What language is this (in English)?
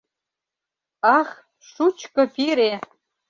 Mari